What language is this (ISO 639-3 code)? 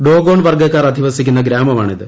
mal